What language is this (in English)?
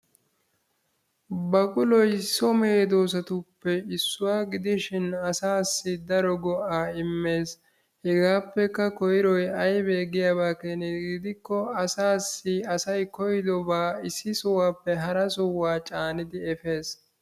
Wolaytta